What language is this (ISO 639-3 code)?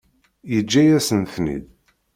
kab